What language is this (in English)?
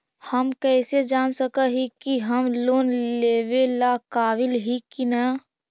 Magahi